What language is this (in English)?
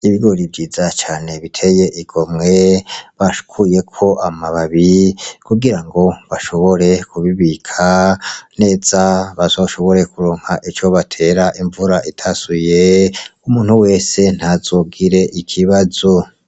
Rundi